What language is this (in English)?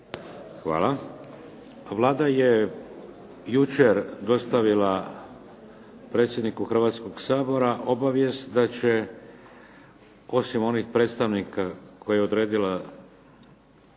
Croatian